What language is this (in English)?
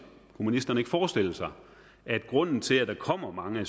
Danish